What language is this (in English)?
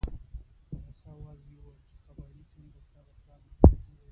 Pashto